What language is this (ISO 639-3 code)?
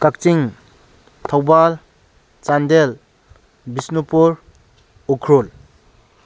mni